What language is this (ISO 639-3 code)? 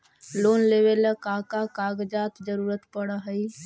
mag